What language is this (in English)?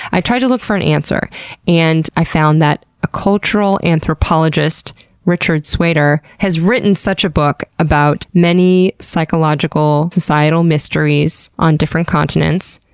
English